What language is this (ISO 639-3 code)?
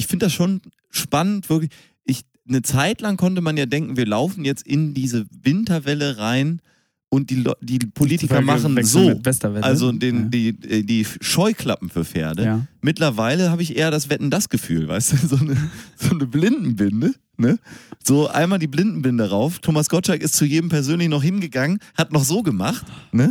deu